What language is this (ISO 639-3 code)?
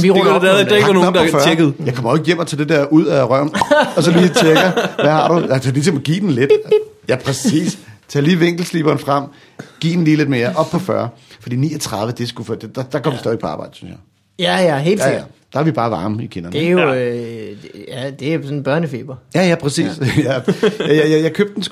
dan